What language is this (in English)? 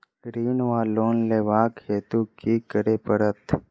Maithili